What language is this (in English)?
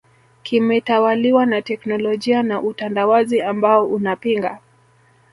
Swahili